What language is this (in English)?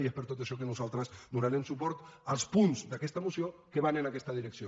Catalan